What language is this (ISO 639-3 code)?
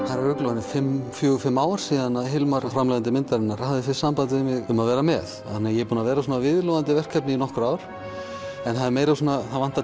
isl